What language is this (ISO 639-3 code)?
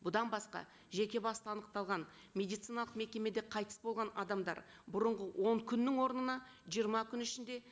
kaz